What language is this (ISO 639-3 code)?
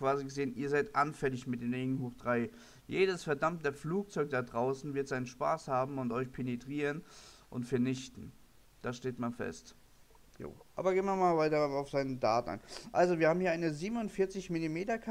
deu